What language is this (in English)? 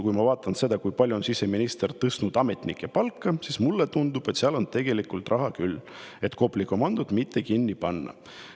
Estonian